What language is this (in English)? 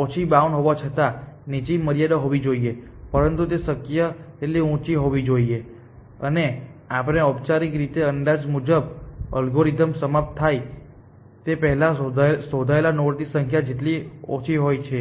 Gujarati